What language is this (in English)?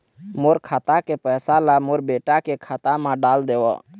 Chhattisgarhi